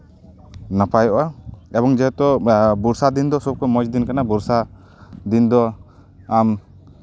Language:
Santali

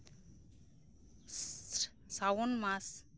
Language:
Santali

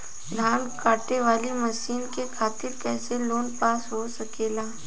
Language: Bhojpuri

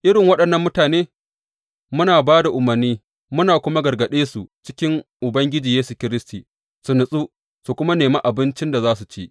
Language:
Hausa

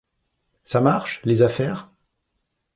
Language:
French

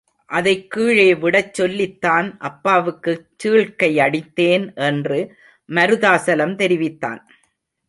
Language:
Tamil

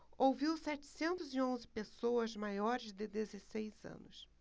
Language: Portuguese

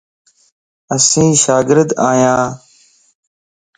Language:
Lasi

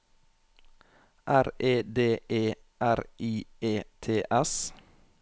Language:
Norwegian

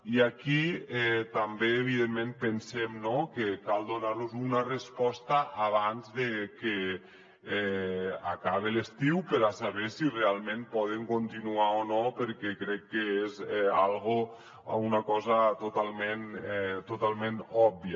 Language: Catalan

